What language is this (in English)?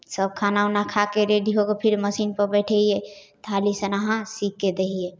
Maithili